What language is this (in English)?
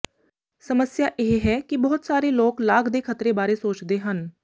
Punjabi